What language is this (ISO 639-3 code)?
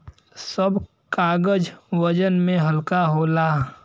bho